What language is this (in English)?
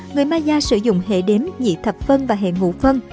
Vietnamese